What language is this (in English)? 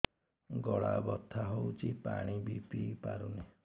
Odia